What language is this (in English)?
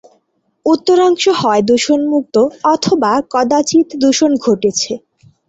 Bangla